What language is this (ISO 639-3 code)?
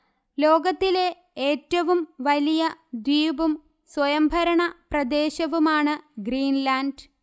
mal